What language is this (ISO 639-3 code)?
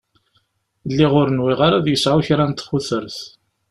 kab